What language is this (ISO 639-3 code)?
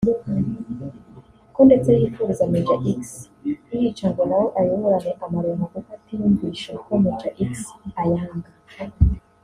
kin